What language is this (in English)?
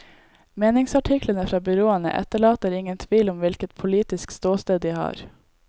Norwegian